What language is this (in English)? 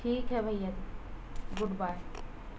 Urdu